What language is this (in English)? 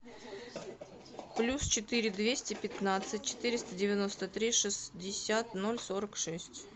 Russian